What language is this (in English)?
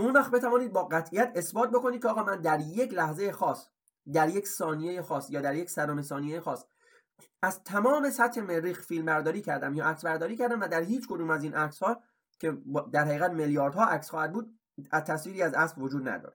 Persian